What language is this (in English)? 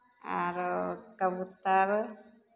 Maithili